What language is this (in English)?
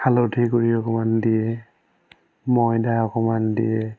Assamese